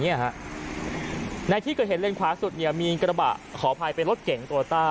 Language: Thai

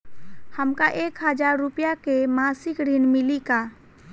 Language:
Bhojpuri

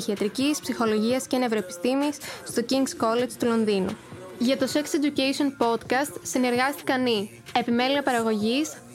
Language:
Greek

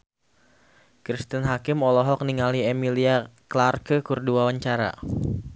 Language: Sundanese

